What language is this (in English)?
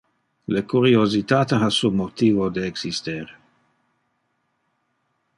Interlingua